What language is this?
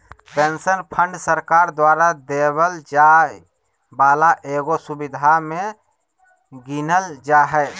Magahi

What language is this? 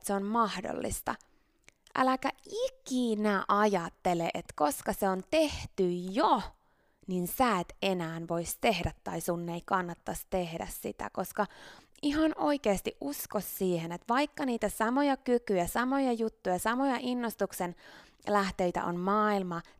Finnish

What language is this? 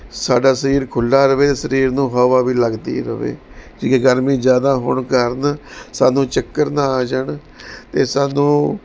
Punjabi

